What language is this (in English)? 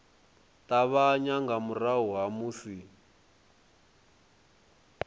Venda